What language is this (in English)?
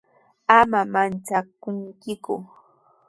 Sihuas Ancash Quechua